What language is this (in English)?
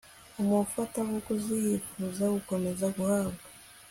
Kinyarwanda